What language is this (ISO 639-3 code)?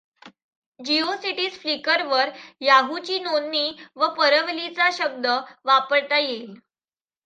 mar